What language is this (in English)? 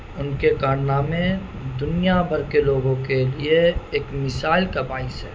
Urdu